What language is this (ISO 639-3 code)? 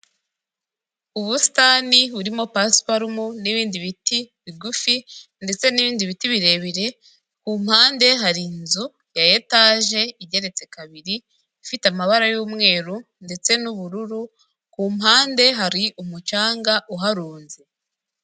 kin